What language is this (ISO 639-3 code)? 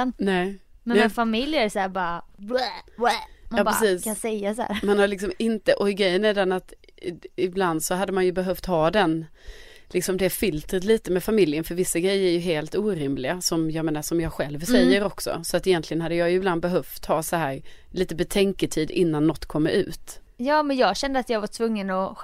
swe